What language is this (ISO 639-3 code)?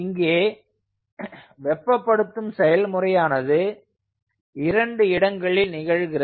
tam